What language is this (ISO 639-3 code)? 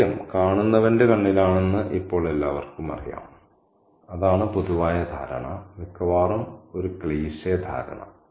mal